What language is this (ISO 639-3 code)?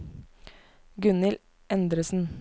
nor